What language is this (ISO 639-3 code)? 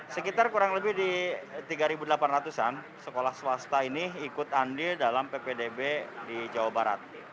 ind